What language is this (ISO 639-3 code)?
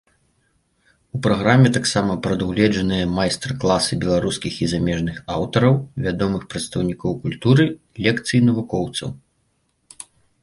bel